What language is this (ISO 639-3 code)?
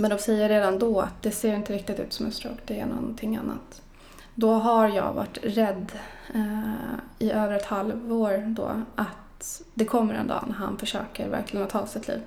swe